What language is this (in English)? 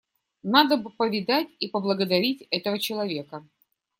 Russian